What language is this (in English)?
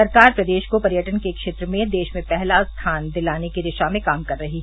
Hindi